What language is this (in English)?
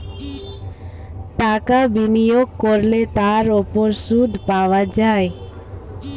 Bangla